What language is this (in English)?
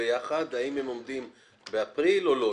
Hebrew